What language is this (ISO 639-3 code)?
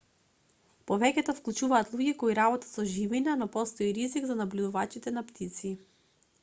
mkd